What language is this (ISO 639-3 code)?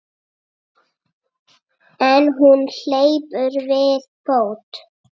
isl